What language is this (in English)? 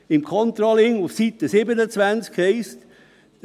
Swiss German